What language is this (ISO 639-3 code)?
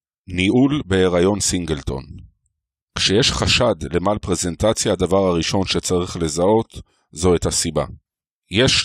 heb